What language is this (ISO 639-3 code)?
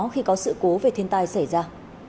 vie